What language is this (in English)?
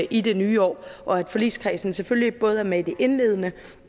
Danish